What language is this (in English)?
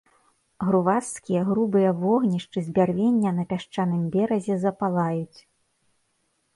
Belarusian